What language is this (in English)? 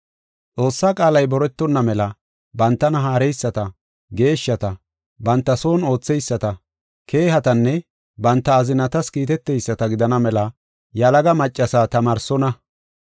Gofa